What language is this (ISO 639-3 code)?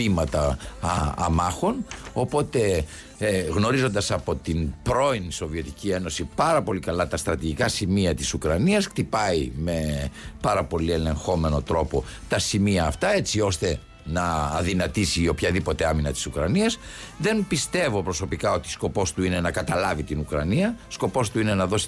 ell